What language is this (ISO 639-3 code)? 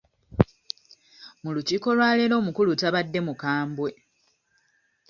lug